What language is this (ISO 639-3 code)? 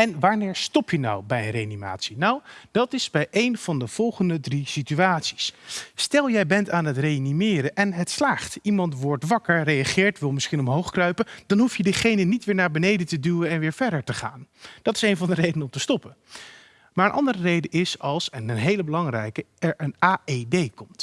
nld